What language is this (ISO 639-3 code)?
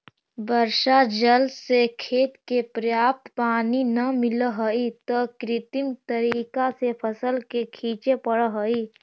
mag